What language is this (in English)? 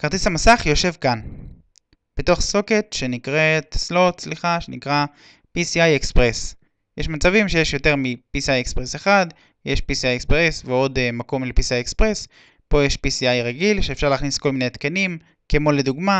Hebrew